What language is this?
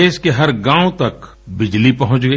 Hindi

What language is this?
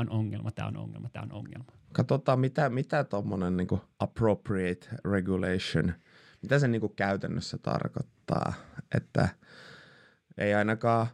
Finnish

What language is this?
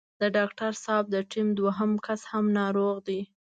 Pashto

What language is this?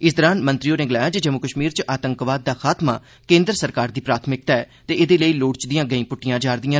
Dogri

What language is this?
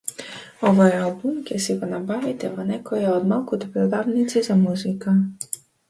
Macedonian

